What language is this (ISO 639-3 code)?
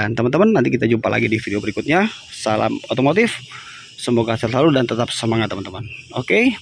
ind